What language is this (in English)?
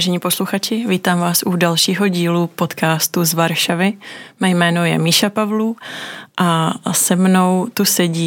Czech